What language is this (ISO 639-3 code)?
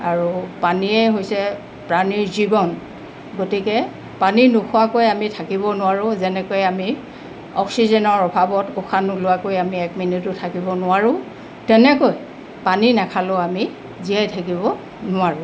asm